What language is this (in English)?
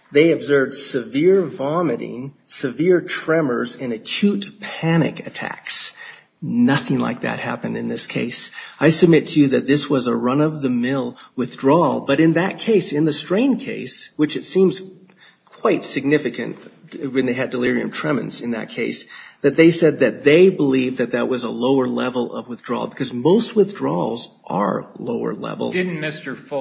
English